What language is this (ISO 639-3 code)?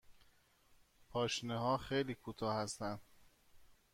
fas